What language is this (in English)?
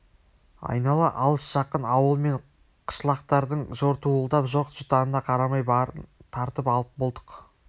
Kazakh